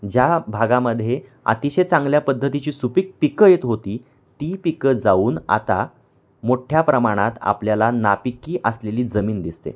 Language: Marathi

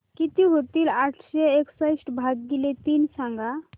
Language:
Marathi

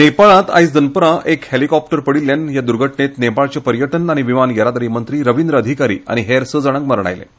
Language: Konkani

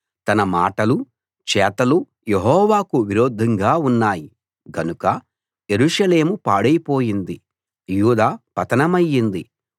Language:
Telugu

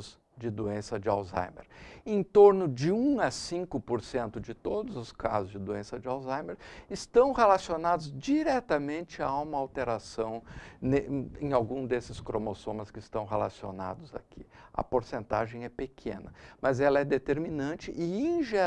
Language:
Portuguese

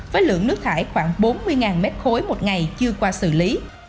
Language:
Vietnamese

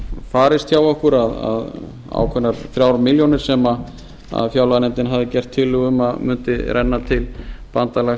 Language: Icelandic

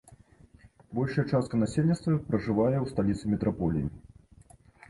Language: Belarusian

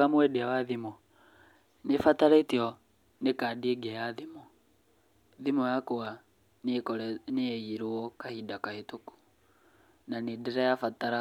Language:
Kikuyu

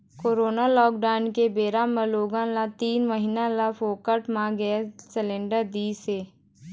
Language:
Chhattisgarhi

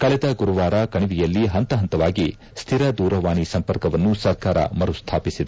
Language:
Kannada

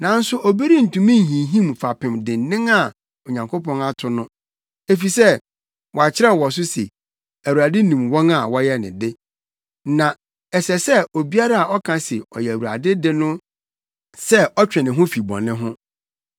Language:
Akan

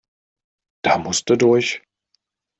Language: German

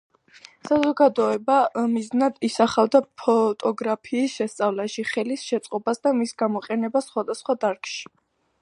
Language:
Georgian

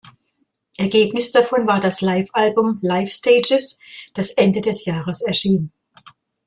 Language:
German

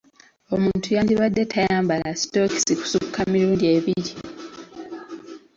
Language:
Ganda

